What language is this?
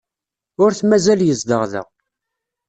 Kabyle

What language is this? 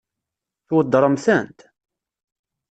Kabyle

